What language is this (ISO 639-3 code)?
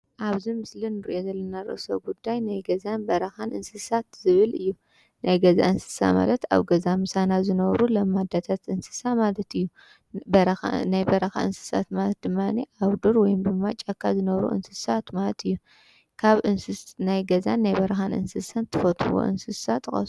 tir